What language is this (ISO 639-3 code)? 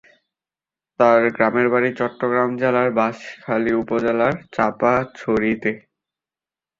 ben